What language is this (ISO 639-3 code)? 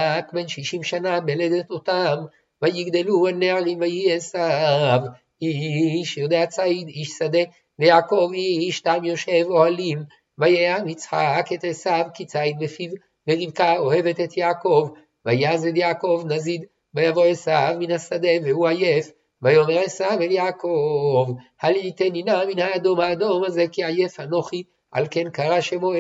heb